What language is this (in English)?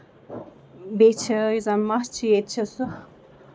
Kashmiri